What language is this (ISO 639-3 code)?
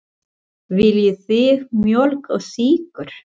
isl